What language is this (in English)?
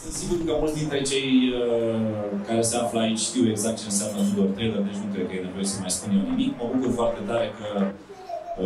Romanian